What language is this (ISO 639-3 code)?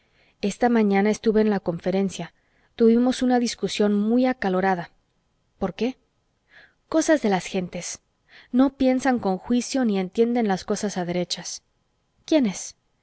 spa